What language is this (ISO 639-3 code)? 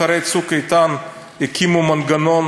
heb